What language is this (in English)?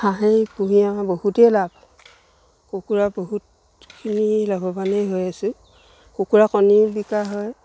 Assamese